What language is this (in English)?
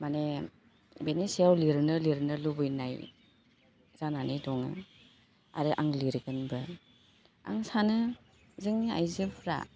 Bodo